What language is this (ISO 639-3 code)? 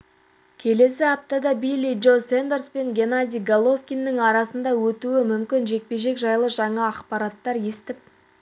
kaz